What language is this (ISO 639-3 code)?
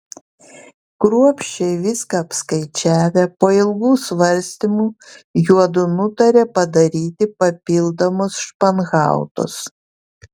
lit